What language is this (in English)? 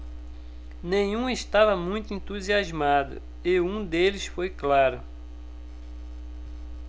Portuguese